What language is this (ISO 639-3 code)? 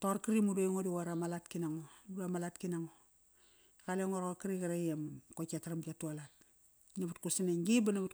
ckr